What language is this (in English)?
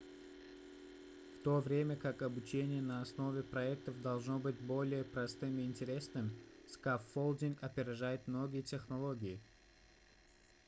Russian